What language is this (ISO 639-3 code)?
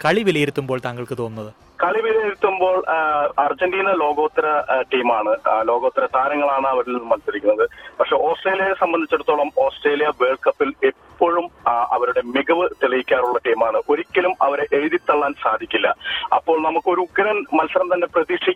mal